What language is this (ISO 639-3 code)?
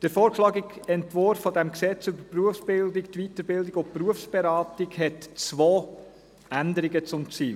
gsw